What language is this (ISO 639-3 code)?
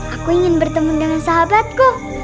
ind